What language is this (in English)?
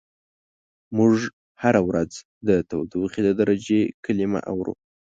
Pashto